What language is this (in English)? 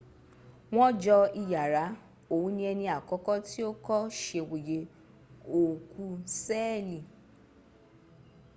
Yoruba